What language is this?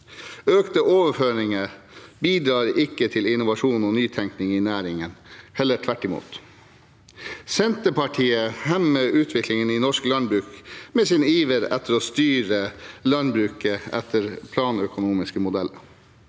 Norwegian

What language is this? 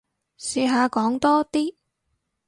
Cantonese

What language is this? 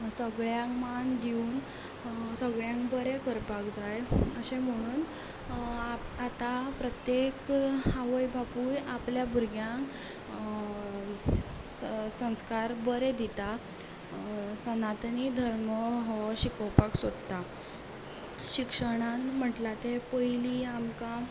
Konkani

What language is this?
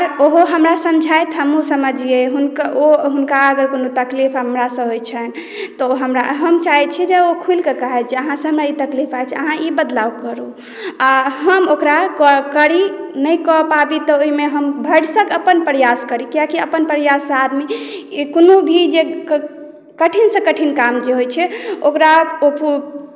Maithili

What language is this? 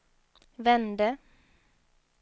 Swedish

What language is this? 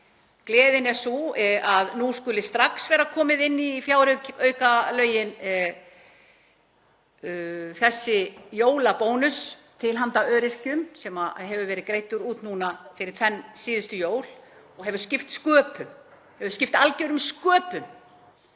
Icelandic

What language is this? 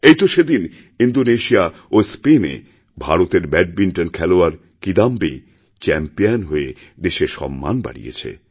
Bangla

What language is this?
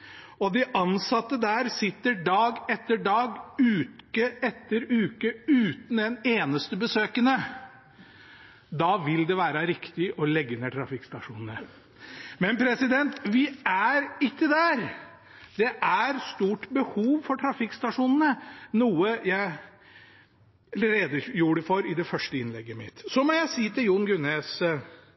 Norwegian Bokmål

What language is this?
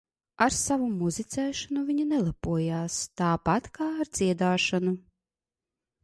Latvian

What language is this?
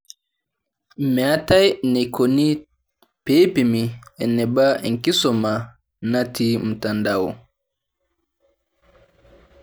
Masai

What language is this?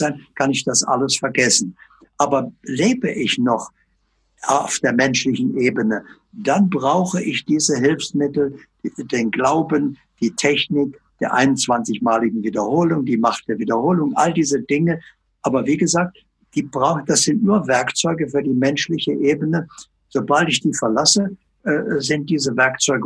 German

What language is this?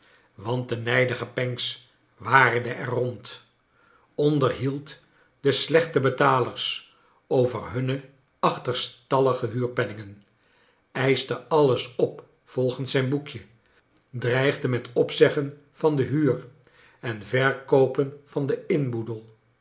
Dutch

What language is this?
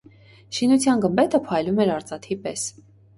Armenian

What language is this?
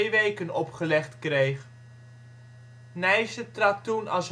Dutch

